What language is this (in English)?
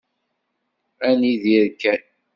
Kabyle